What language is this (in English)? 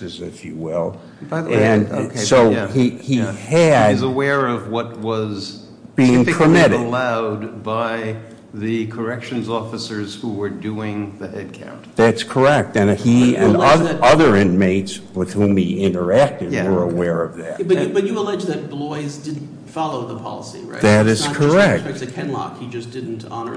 English